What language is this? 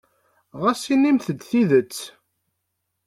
Kabyle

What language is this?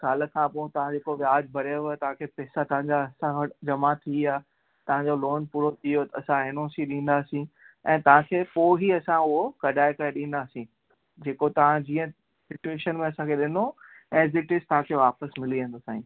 Sindhi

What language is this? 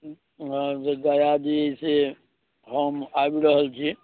Maithili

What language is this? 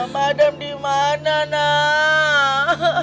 Indonesian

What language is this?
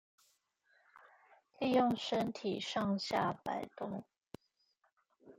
Chinese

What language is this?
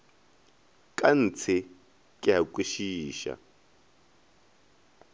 Northern Sotho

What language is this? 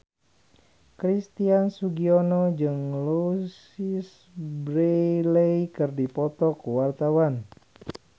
Sundanese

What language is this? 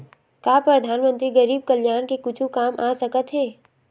Chhattisgarhi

